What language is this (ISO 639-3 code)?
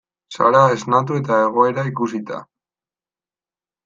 eus